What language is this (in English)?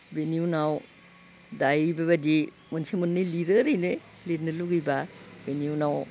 Bodo